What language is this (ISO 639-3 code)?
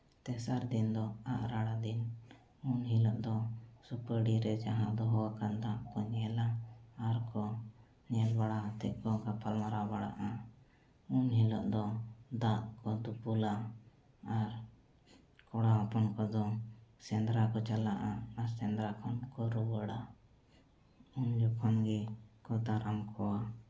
sat